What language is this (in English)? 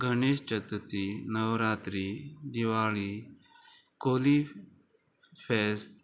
Konkani